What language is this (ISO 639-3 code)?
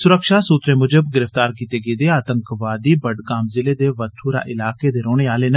doi